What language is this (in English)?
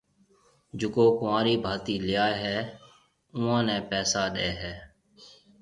Marwari (Pakistan)